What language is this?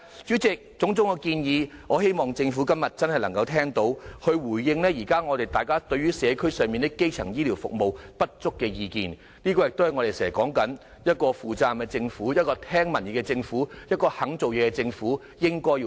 Cantonese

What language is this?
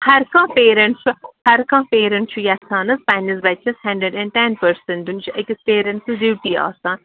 Kashmiri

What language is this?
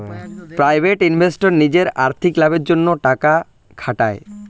Bangla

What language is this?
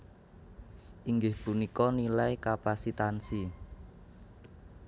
Javanese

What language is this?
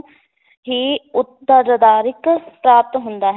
Punjabi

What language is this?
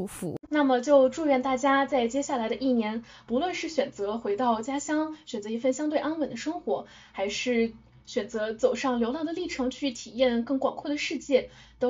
Chinese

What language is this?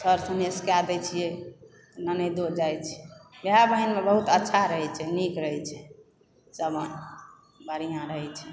Maithili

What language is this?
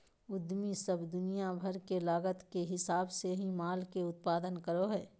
Magahi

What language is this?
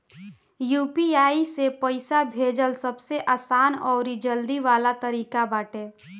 Bhojpuri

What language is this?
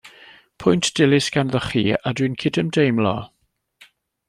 Welsh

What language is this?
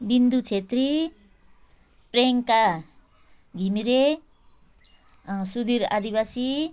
Nepali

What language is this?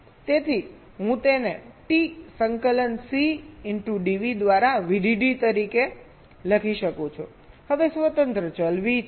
Gujarati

